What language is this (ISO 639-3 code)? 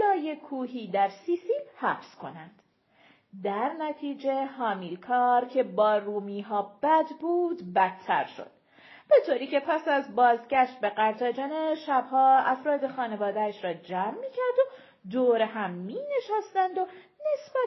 fas